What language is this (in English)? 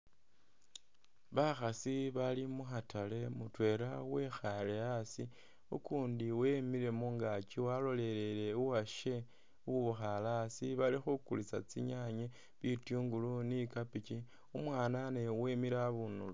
Masaaba